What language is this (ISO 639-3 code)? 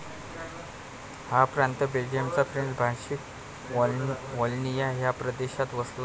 mar